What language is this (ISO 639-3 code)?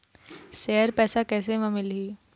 hne